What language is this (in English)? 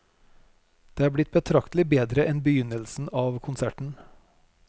Norwegian